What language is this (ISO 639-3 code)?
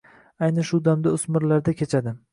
uzb